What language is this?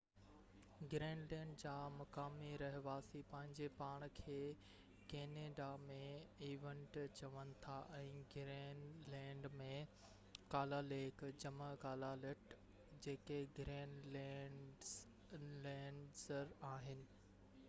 Sindhi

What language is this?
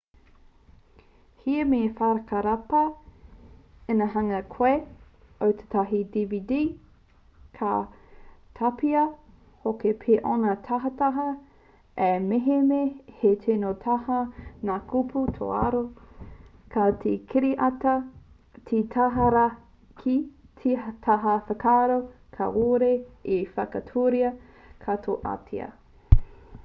Māori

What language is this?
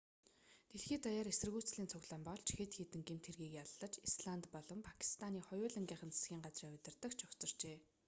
Mongolian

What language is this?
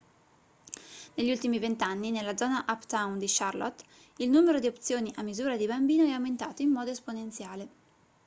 Italian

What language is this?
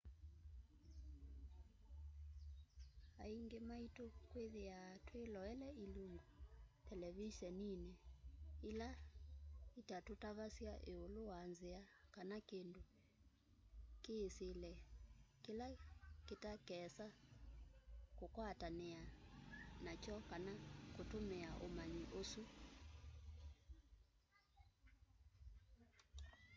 Kamba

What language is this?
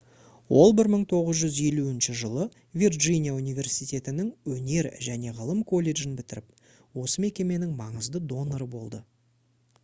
Kazakh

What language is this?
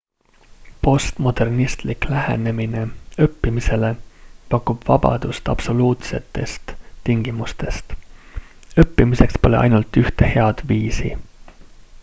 Estonian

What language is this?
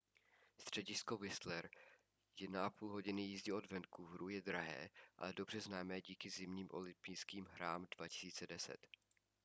Czech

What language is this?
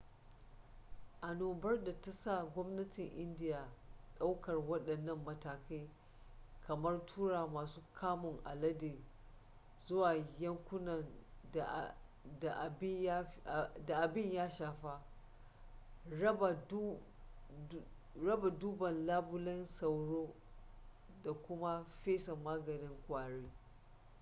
Hausa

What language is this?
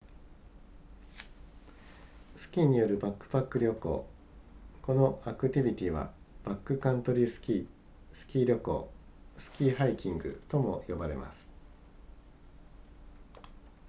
Japanese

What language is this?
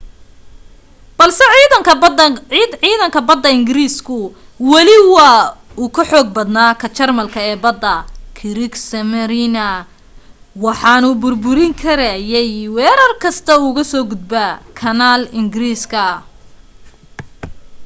Somali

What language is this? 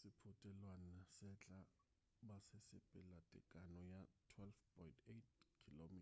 Northern Sotho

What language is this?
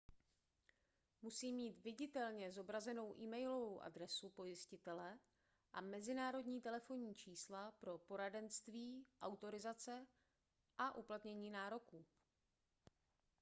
Czech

